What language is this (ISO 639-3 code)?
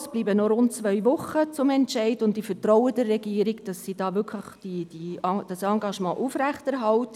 gsw